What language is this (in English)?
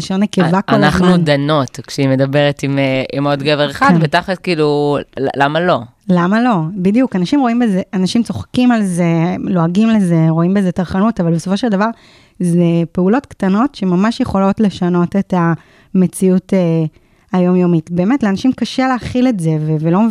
Hebrew